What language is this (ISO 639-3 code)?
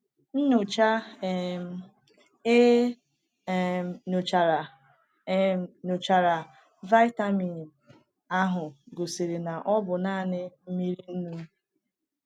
ibo